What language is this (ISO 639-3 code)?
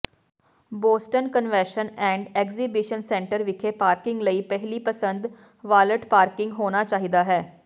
pan